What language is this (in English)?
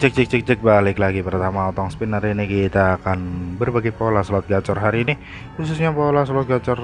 Indonesian